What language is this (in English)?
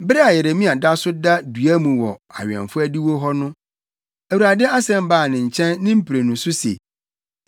Akan